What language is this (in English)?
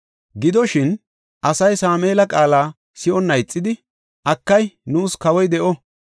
Gofa